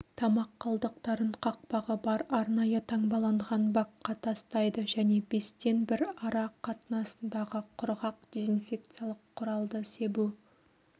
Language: Kazakh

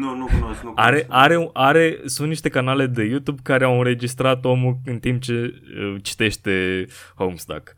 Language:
Romanian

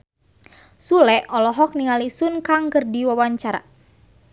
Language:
Sundanese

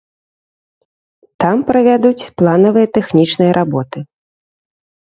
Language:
Belarusian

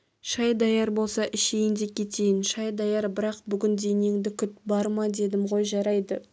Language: Kazakh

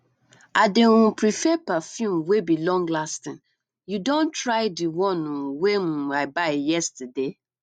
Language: Nigerian Pidgin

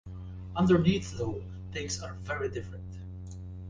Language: English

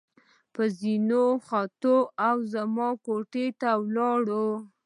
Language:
Pashto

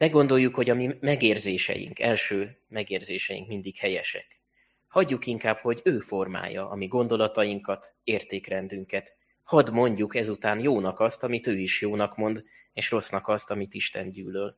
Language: Hungarian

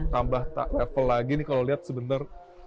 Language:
Indonesian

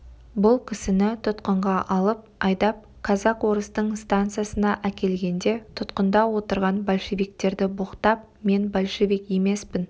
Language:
Kazakh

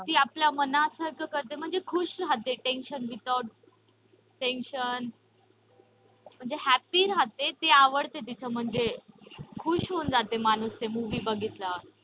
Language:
Marathi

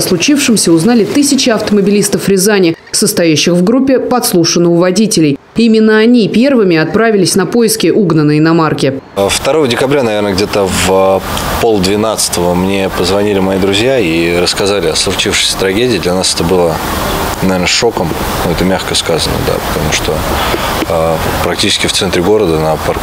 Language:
Russian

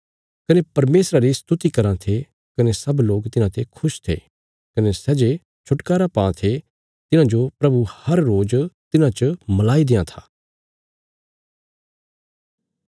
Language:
Bilaspuri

